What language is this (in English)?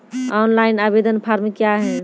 Maithili